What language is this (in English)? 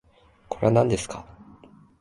Japanese